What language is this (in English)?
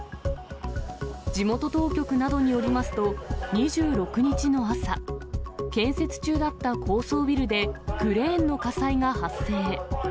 Japanese